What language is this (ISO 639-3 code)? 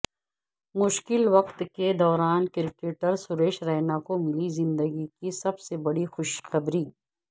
urd